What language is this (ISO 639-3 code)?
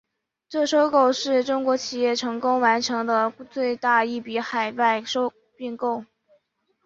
zho